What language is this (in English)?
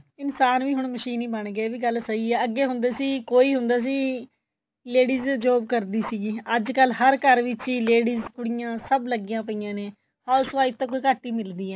Punjabi